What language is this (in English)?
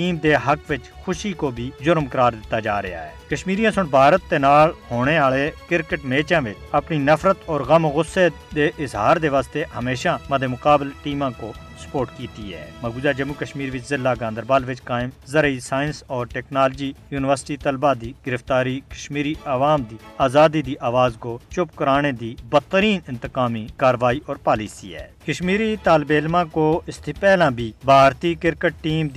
Urdu